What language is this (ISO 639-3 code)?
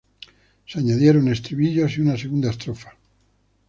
spa